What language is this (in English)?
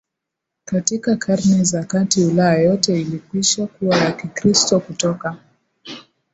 Swahili